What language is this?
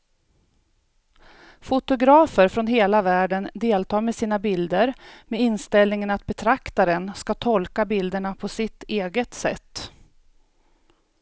Swedish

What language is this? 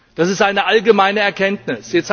German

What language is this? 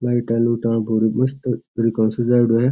Rajasthani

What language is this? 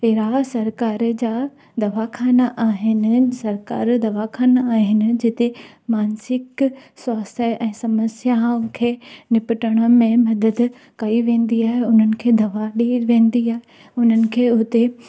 Sindhi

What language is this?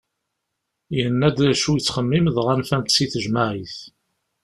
Kabyle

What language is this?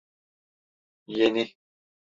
Turkish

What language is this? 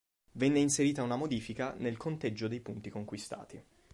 Italian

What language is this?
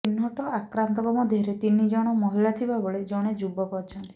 Odia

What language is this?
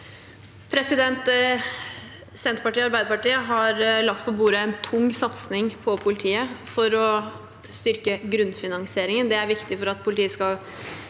Norwegian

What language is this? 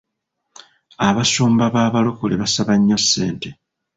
Ganda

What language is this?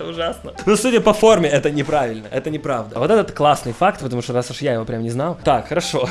Russian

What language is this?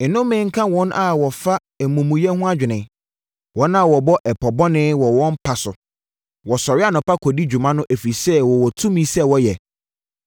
Akan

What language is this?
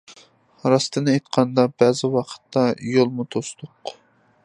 Uyghur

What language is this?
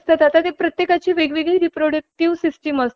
Marathi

